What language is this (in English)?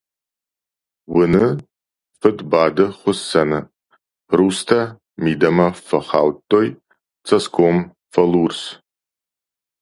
Ossetic